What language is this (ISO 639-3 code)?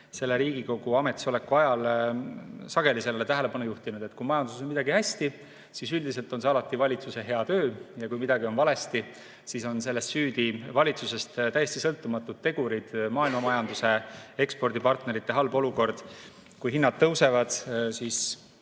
est